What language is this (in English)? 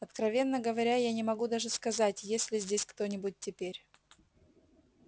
Russian